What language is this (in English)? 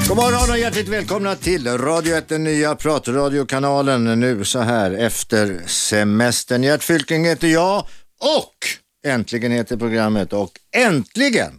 Swedish